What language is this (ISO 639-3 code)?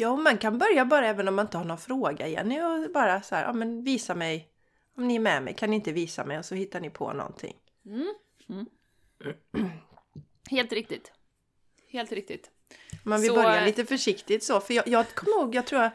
swe